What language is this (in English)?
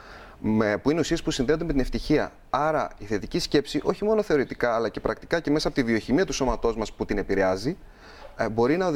Greek